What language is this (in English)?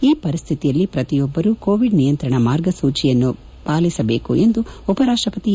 Kannada